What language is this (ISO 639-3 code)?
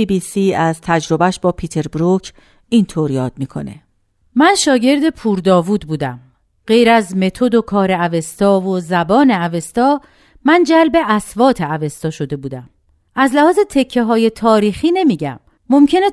fas